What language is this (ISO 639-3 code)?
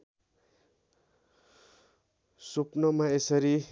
nep